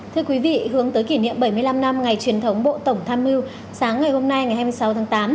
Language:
Vietnamese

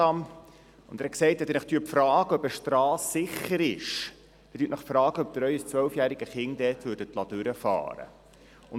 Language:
Swiss German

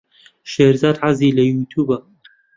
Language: Central Kurdish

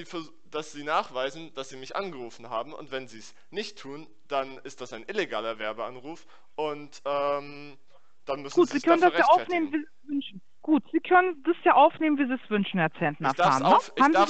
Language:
German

